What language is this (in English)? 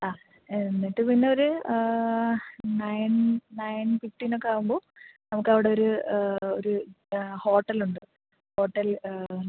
Malayalam